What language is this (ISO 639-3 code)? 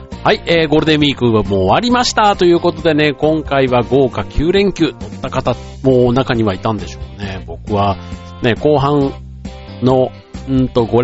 jpn